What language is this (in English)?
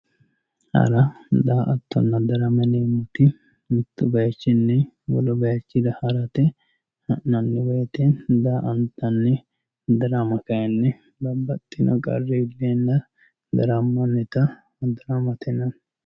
Sidamo